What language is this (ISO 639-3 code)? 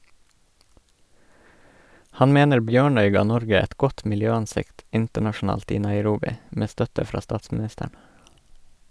nor